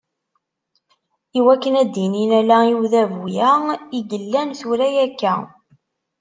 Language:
Kabyle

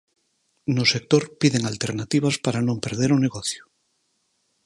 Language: Galician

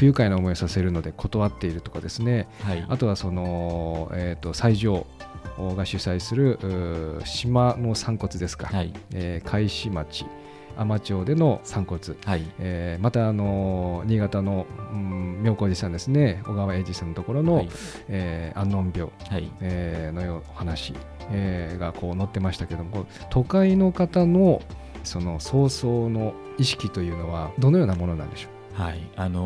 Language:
Japanese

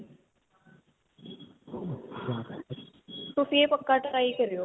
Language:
Punjabi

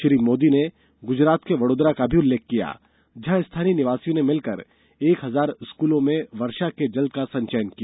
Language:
Hindi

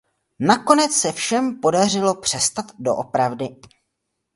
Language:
Czech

